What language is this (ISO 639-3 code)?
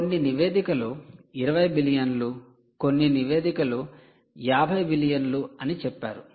tel